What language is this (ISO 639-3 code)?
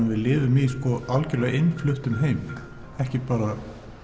isl